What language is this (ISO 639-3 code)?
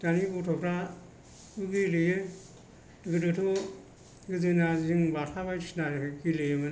brx